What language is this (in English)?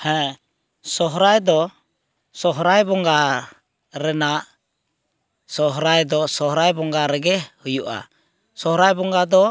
Santali